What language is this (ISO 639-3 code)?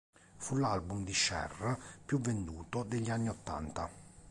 ita